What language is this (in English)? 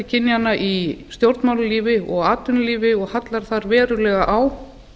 Icelandic